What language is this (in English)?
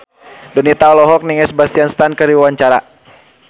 Sundanese